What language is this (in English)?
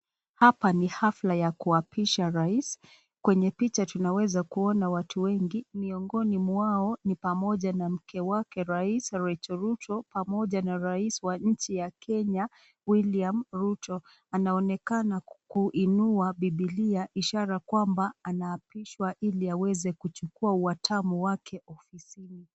Swahili